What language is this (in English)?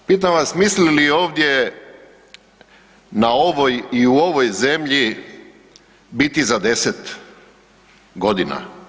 Croatian